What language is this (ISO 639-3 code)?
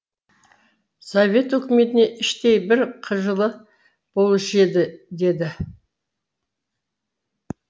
kaz